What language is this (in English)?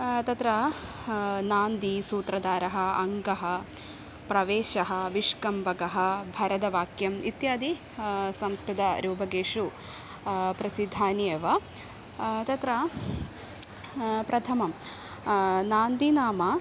Sanskrit